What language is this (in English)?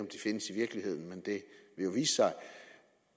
Danish